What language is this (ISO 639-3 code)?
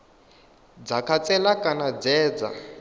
ven